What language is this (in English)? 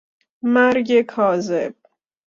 Persian